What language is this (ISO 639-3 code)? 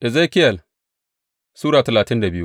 hau